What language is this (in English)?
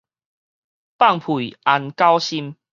Min Nan Chinese